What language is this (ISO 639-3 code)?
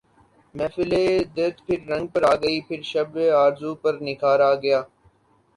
urd